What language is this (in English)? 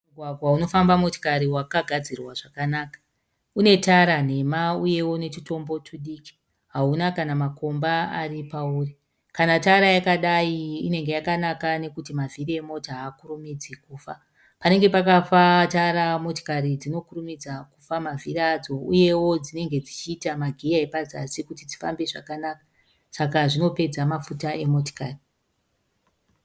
Shona